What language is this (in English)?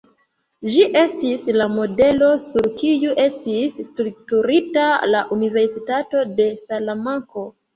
Esperanto